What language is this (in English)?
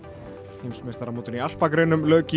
Icelandic